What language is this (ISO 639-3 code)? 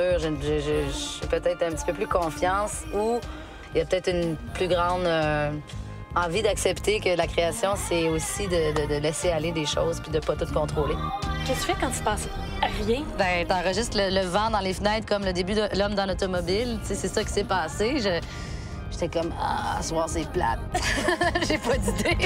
fra